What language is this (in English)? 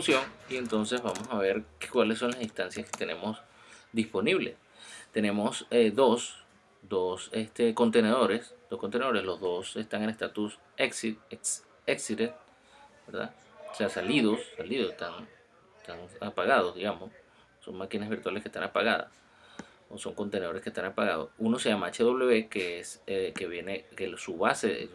Spanish